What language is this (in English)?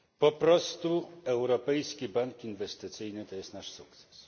Polish